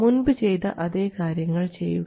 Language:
Malayalam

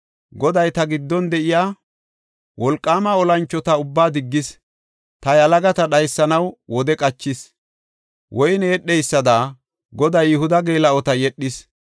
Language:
Gofa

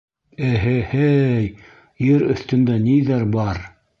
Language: Bashkir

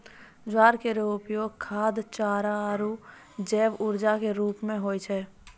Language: Maithili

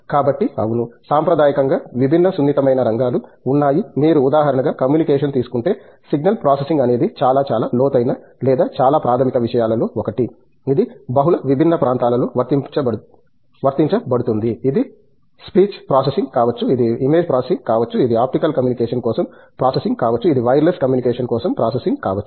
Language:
Telugu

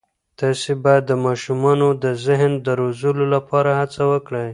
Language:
Pashto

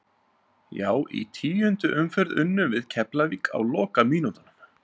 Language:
Icelandic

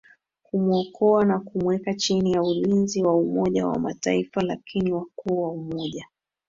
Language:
Swahili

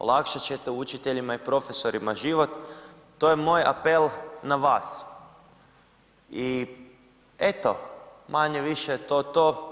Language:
Croatian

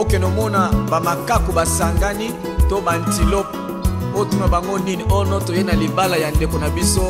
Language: Romanian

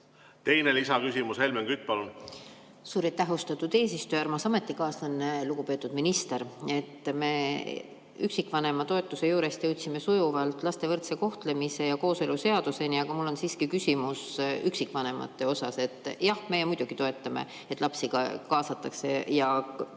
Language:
Estonian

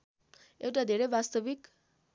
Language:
Nepali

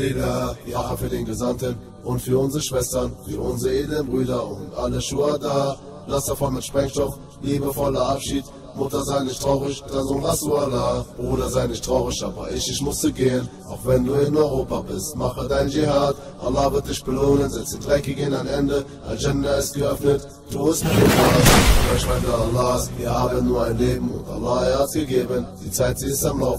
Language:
German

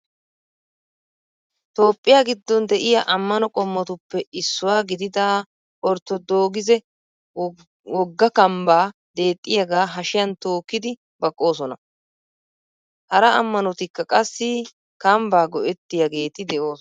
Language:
Wolaytta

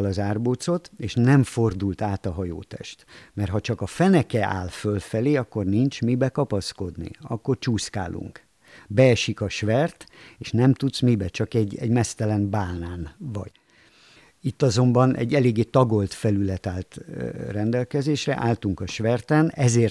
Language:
Hungarian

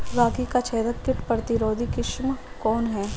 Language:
Bhojpuri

